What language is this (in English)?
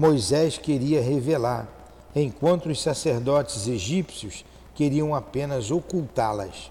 Portuguese